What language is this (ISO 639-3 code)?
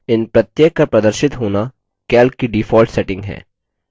hin